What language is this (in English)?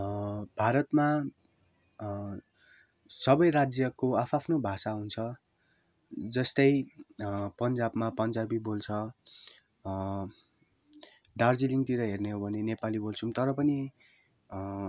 Nepali